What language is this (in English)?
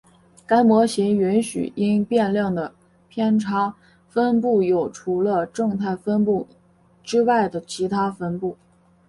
Chinese